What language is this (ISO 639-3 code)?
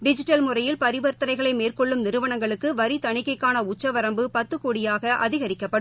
tam